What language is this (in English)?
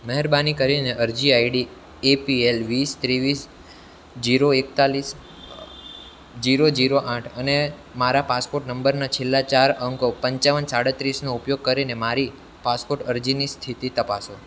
Gujarati